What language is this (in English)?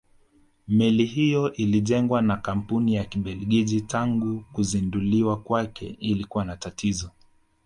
Swahili